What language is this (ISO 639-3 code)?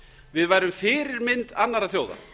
isl